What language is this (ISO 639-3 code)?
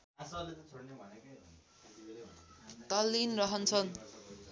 nep